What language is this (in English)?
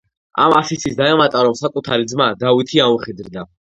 Georgian